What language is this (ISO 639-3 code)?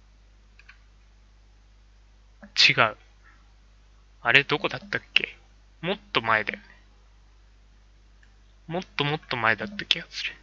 jpn